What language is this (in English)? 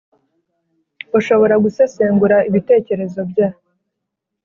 Kinyarwanda